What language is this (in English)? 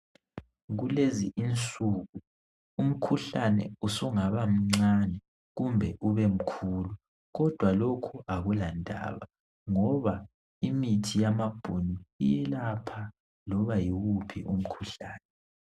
North Ndebele